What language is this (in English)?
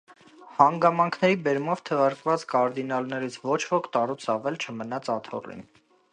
Armenian